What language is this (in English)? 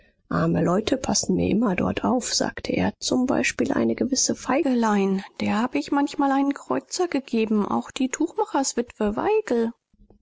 German